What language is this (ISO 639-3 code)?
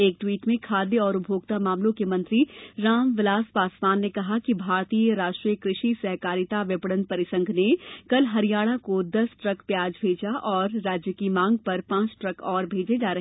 hin